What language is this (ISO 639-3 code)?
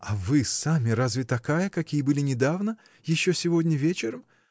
rus